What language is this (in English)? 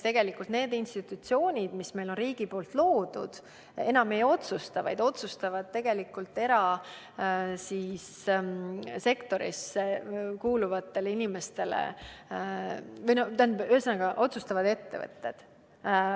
Estonian